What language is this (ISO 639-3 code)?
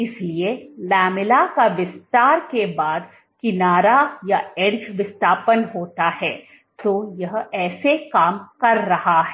hin